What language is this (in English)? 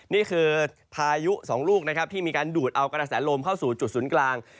Thai